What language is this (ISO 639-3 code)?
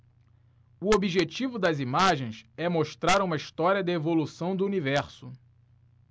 por